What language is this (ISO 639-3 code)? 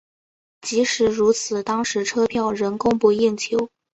zho